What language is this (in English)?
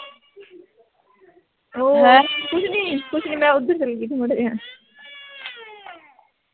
Punjabi